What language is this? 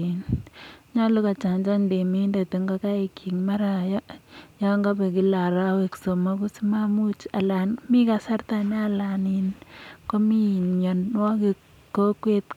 Kalenjin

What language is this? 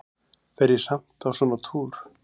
Icelandic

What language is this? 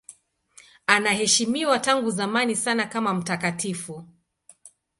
Swahili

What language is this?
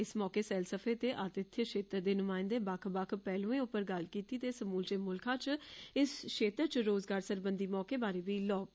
Dogri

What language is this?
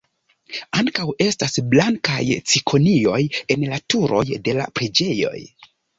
Esperanto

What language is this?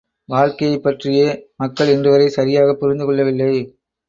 Tamil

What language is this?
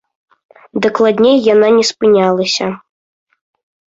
Belarusian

